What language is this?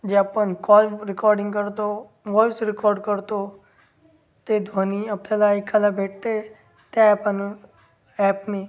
Marathi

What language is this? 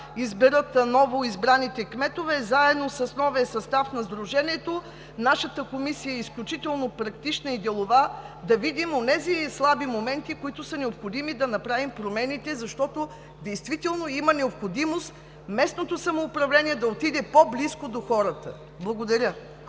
Bulgarian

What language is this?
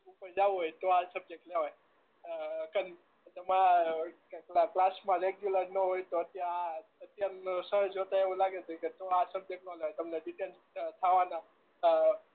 Gujarati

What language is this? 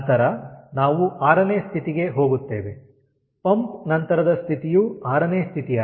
Kannada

